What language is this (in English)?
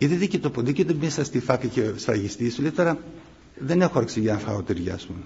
Greek